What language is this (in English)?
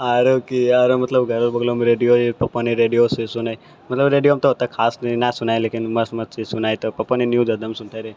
Maithili